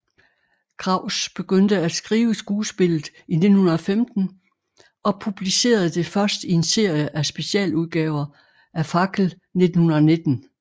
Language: Danish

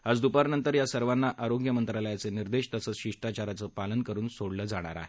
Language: Marathi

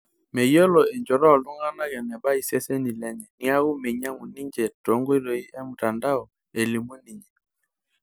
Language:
Masai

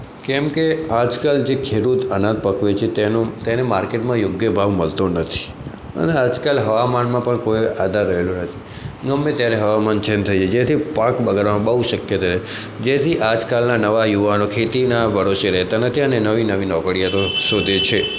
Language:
Gujarati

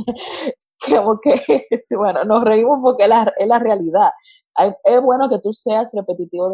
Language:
Spanish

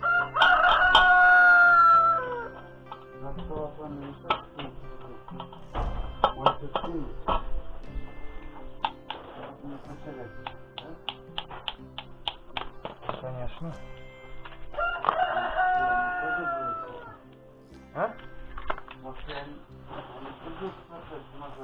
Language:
Russian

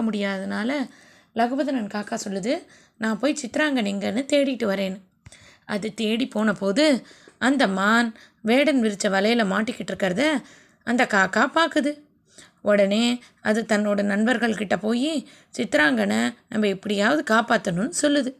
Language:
Tamil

